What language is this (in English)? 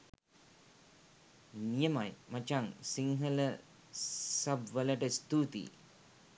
Sinhala